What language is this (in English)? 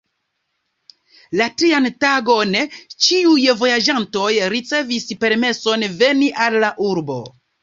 Esperanto